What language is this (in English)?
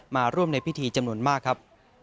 Thai